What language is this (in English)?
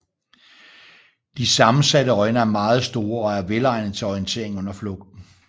Danish